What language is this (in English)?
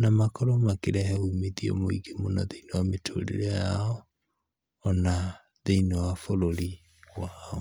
Kikuyu